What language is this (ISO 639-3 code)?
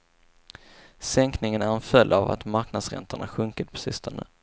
swe